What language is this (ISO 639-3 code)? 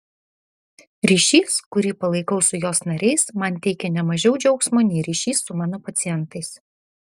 lit